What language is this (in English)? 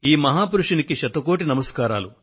Telugu